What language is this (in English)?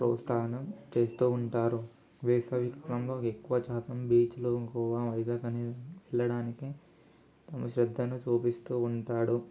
Telugu